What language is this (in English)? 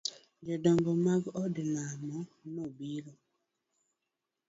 Luo (Kenya and Tanzania)